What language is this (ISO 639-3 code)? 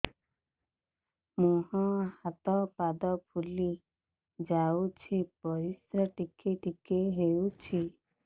ori